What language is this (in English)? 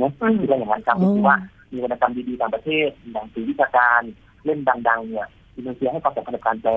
Thai